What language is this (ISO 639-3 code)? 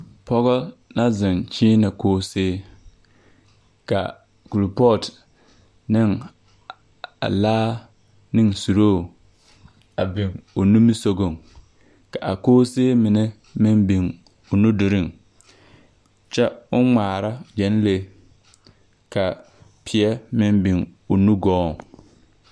dga